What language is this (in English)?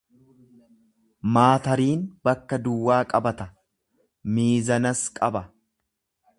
Oromo